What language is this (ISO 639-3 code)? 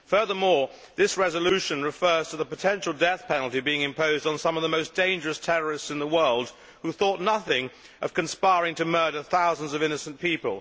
eng